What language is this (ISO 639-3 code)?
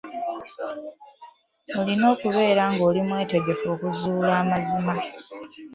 lug